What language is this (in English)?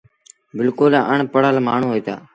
Sindhi Bhil